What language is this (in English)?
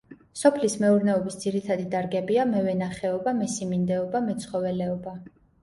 Georgian